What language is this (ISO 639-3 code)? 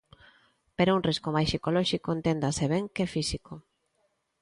glg